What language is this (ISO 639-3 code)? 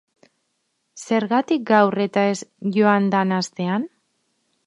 eus